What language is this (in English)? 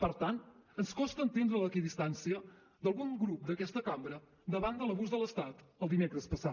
Catalan